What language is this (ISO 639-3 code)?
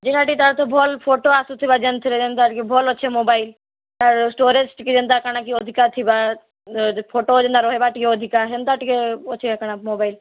ori